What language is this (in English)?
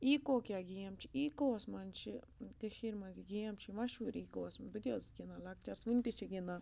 Kashmiri